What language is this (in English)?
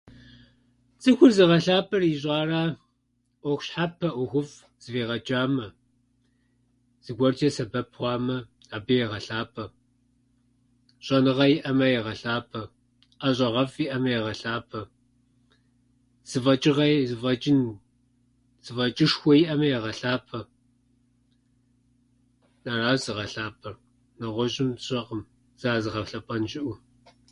Kabardian